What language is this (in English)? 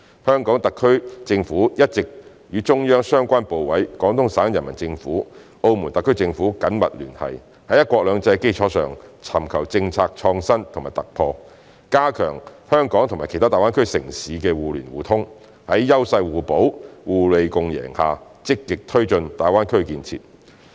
Cantonese